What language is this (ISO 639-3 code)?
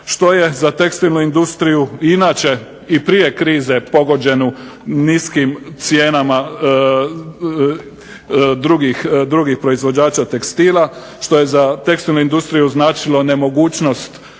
hrv